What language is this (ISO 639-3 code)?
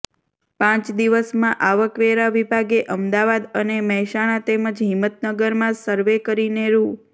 guj